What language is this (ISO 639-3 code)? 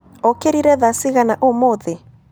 kik